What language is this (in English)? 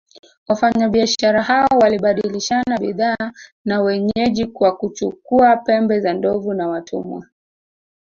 Swahili